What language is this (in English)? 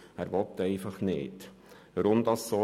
Swiss German